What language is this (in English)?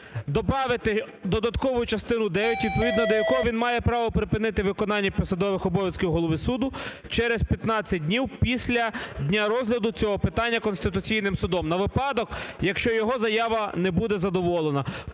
Ukrainian